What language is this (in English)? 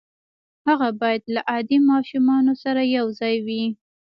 Pashto